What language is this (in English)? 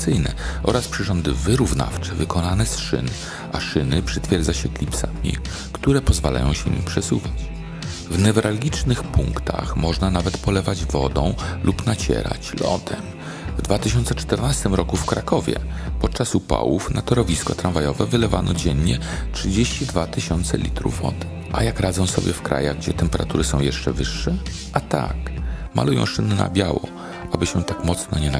Polish